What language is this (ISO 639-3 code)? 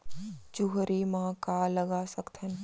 hne